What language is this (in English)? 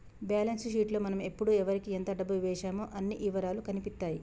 Telugu